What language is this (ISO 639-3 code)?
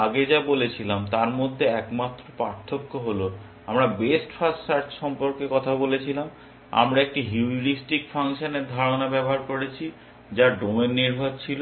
ben